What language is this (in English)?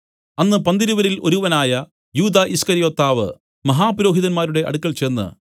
Malayalam